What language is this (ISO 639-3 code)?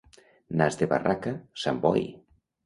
cat